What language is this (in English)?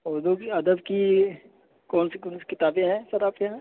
Urdu